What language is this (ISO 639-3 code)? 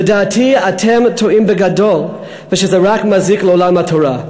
heb